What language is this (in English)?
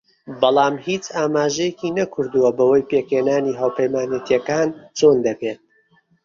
Central Kurdish